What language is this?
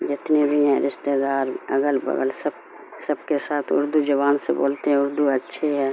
Urdu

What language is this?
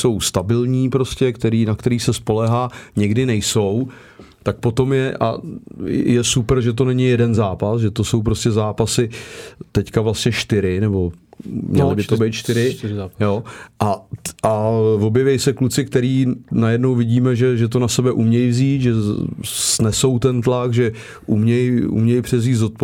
Czech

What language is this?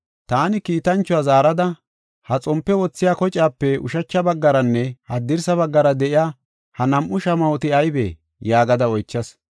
Gofa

